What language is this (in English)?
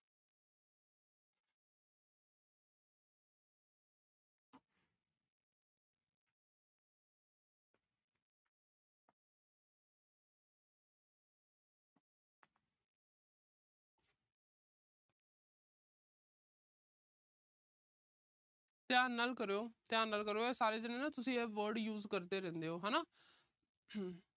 Punjabi